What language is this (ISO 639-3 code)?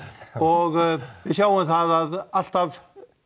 isl